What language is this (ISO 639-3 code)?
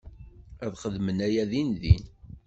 kab